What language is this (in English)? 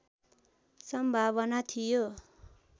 Nepali